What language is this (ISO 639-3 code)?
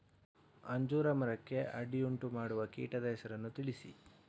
kan